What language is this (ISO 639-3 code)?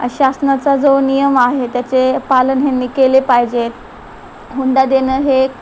mar